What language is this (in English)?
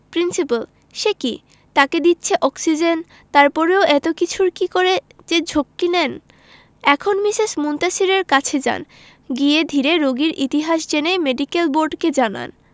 Bangla